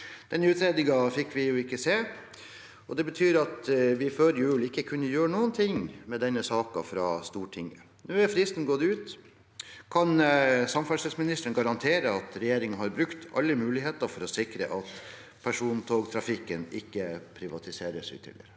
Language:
Norwegian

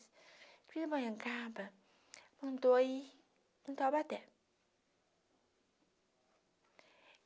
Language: Portuguese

